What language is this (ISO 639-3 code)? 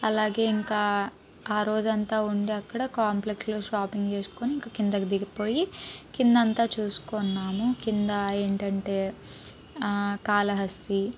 tel